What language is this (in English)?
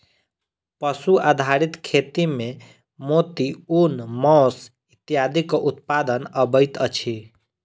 Maithili